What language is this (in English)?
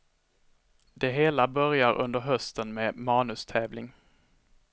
Swedish